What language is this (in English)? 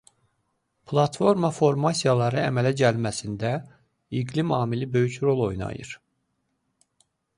Azerbaijani